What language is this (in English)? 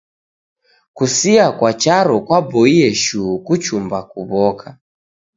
Taita